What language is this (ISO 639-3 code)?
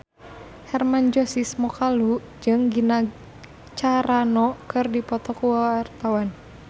sun